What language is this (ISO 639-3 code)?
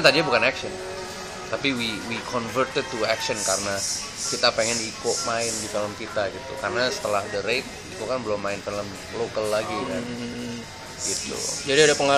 ind